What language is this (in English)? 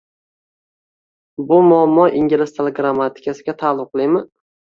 Uzbek